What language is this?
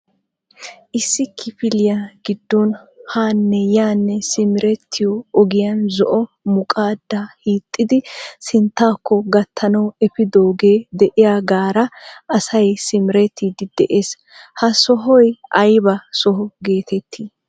Wolaytta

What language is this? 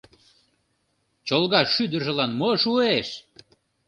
Mari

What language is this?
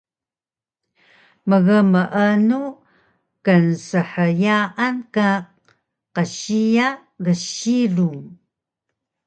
Taroko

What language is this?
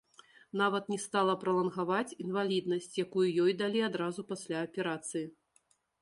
Belarusian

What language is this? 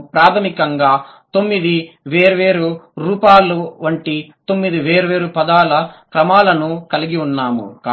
Telugu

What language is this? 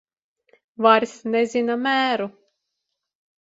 Latvian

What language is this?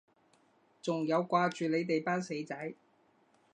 Cantonese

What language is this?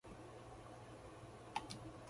Japanese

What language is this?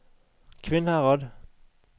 Norwegian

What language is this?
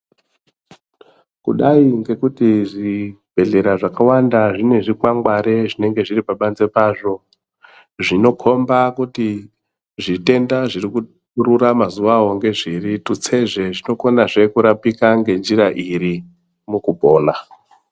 Ndau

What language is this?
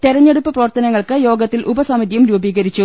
Malayalam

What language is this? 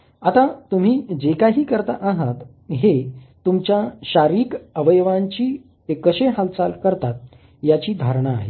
Marathi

